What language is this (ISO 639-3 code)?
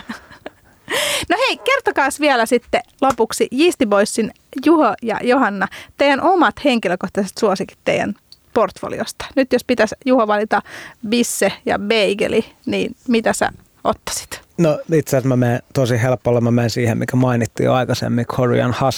fin